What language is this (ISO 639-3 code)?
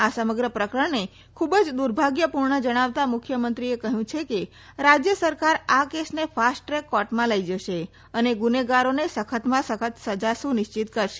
guj